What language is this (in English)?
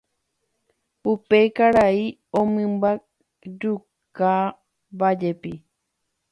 Guarani